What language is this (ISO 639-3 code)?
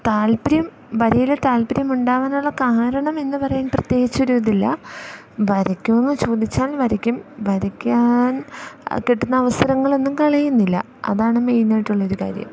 mal